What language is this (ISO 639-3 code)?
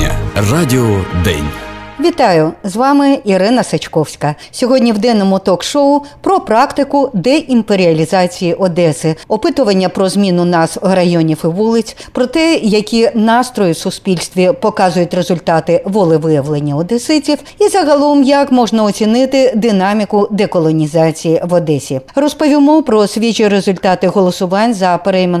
ukr